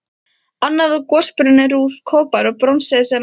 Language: Icelandic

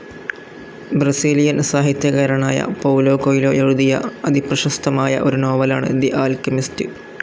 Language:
Malayalam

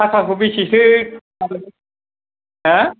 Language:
Bodo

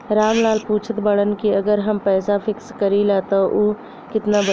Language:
Bhojpuri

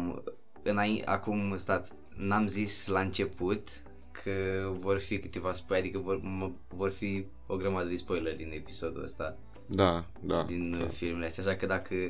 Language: Romanian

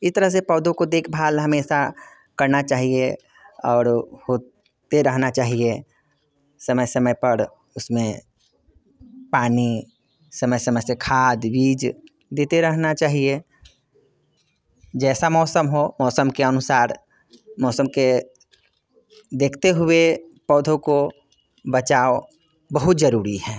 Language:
Hindi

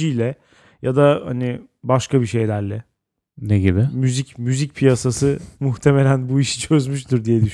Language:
Turkish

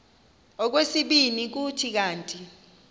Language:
Xhosa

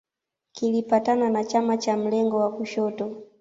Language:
Swahili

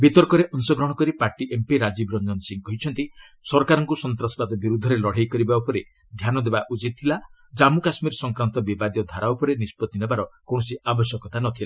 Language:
Odia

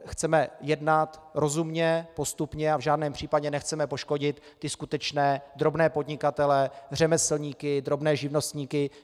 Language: Czech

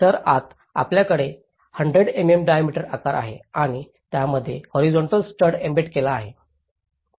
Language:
Marathi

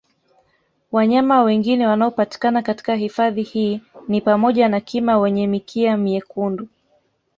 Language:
Swahili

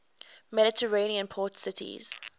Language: English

